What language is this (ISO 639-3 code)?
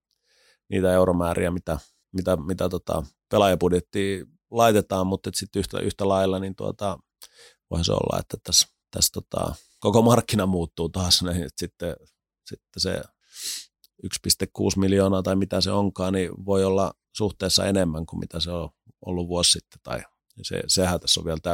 fin